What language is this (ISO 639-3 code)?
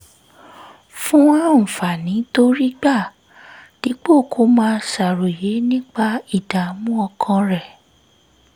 yor